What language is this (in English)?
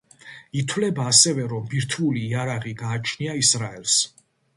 Georgian